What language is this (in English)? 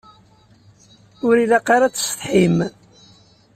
Kabyle